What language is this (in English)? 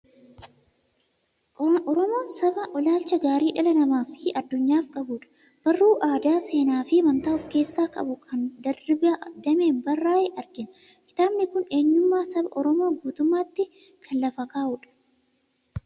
Oromo